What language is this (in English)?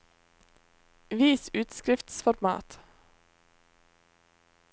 Norwegian